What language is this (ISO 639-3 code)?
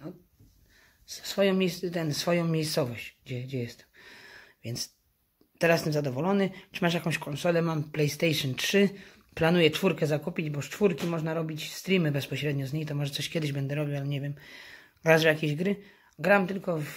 pol